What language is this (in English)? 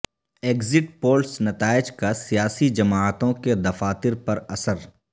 Urdu